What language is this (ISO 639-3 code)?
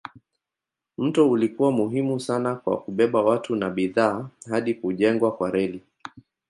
swa